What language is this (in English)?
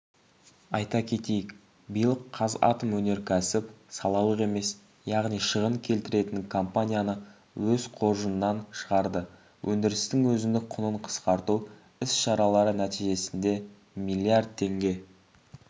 Kazakh